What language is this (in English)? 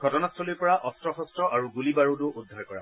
Assamese